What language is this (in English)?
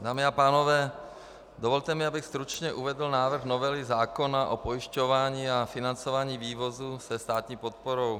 Czech